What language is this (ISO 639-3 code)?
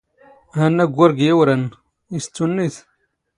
zgh